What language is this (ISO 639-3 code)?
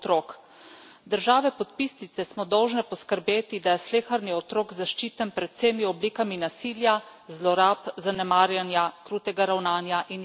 slv